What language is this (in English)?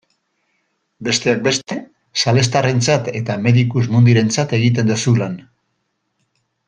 Basque